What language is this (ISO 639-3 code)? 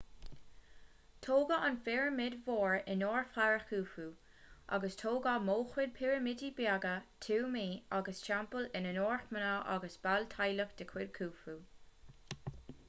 gle